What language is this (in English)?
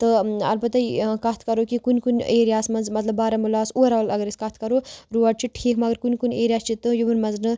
Kashmiri